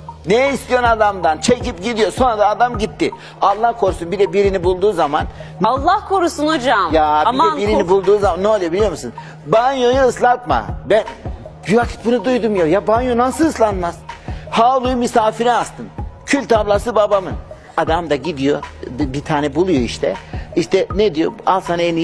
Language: Turkish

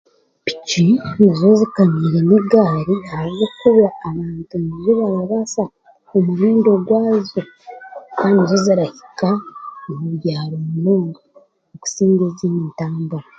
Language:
Chiga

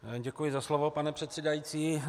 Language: Czech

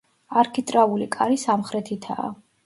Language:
Georgian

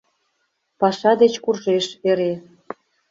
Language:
Mari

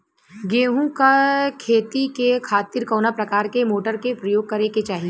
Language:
Bhojpuri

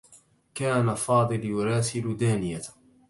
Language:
Arabic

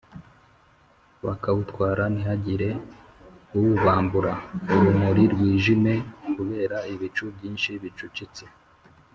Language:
Kinyarwanda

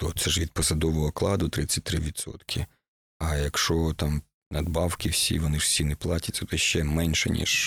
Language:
Ukrainian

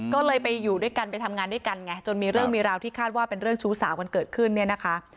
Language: Thai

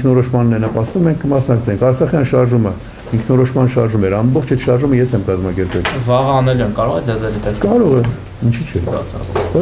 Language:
Romanian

